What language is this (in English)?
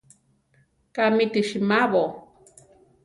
Central Tarahumara